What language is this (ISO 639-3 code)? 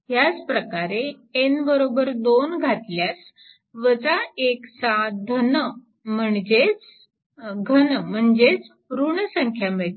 mar